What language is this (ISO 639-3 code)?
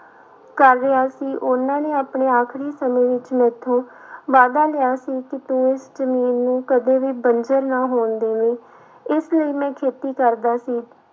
pan